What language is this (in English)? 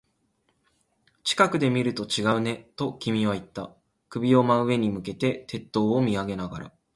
Japanese